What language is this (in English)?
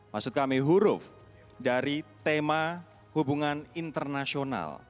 Indonesian